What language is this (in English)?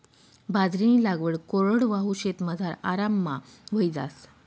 Marathi